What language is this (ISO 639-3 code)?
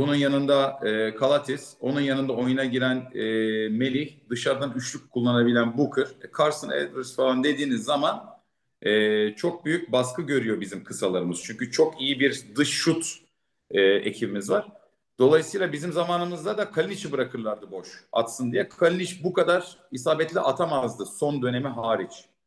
tur